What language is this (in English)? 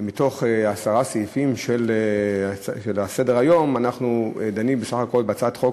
Hebrew